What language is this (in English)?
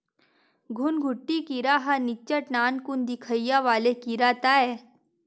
Chhattisgarhi